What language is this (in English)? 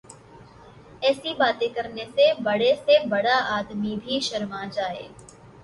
Urdu